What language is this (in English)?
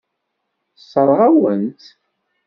Kabyle